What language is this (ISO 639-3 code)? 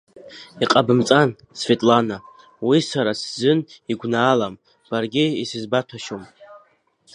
abk